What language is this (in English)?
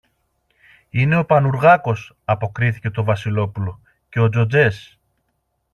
Greek